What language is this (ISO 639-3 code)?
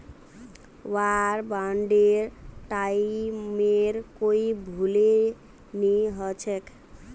mag